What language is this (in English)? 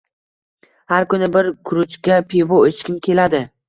Uzbek